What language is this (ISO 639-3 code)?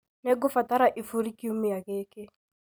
kik